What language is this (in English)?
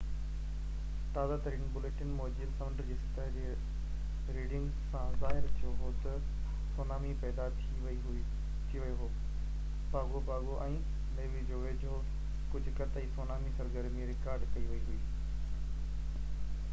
Sindhi